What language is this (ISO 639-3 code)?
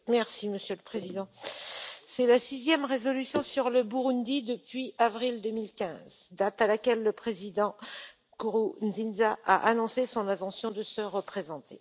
fra